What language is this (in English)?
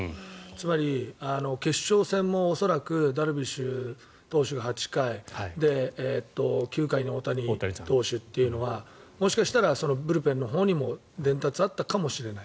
Japanese